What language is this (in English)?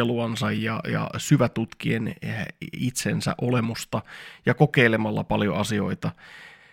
Finnish